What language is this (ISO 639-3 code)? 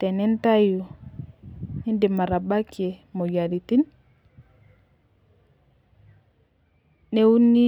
mas